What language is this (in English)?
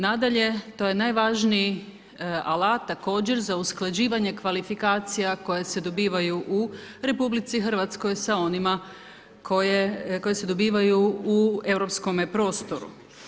Croatian